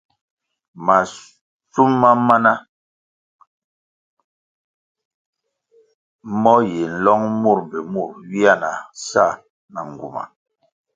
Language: Kwasio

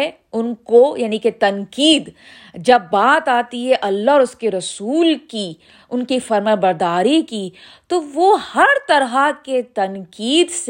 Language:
Urdu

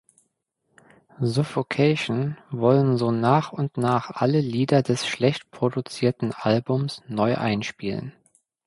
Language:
German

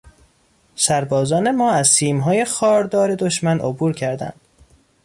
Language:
Persian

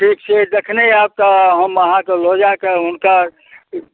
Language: Maithili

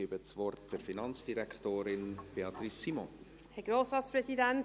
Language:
Swiss German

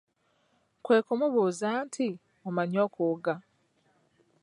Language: Ganda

